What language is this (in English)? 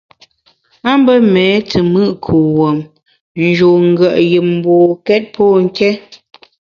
Bamun